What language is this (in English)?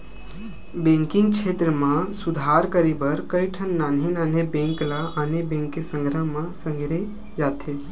Chhattisgarhi